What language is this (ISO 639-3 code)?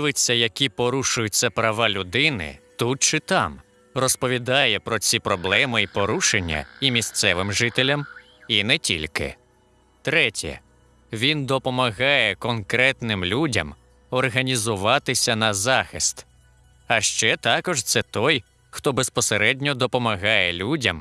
ukr